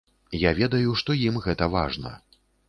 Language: Belarusian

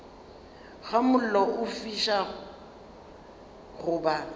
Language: Northern Sotho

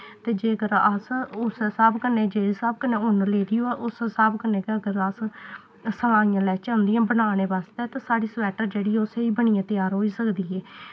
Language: Dogri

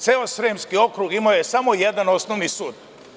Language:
Serbian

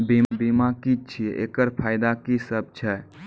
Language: Maithili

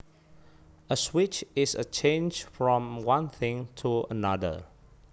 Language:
Javanese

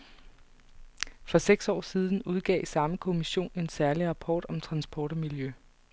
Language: Danish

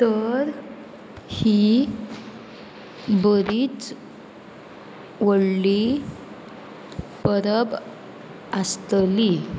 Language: Konkani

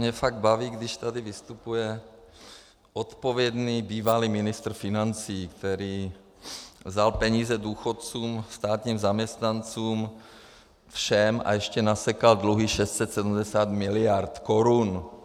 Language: Czech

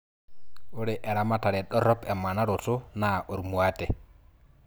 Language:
Masai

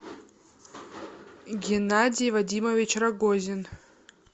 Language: Russian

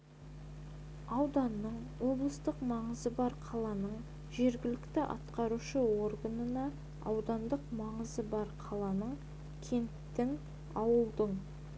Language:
Kazakh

